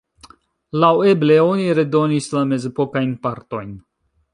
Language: Esperanto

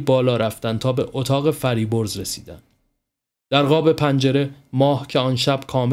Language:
Persian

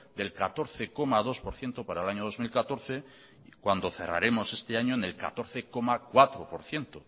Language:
Spanish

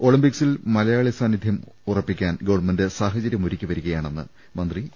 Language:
Malayalam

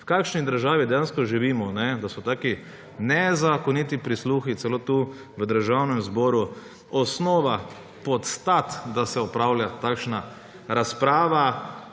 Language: Slovenian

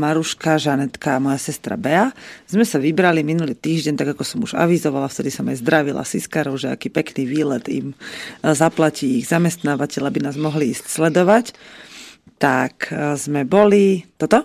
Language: Slovak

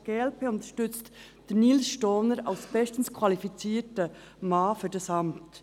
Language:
Swiss German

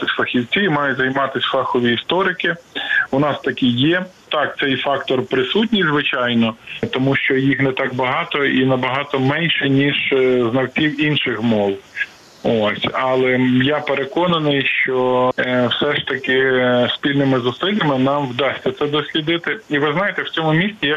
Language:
Ukrainian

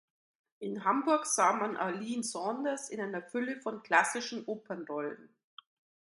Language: German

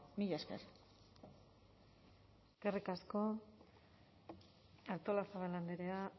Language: Basque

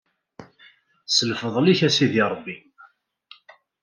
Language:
Kabyle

